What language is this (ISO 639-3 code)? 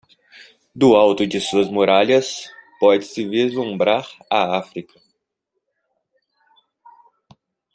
por